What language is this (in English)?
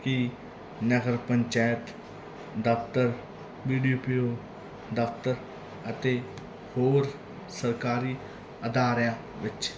Punjabi